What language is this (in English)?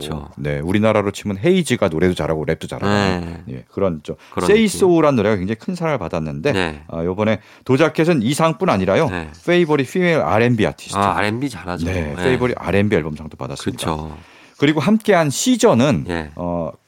Korean